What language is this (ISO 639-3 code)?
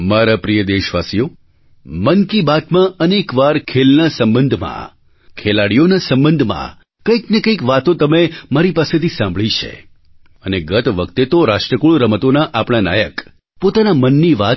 guj